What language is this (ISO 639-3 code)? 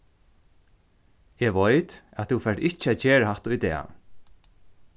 fao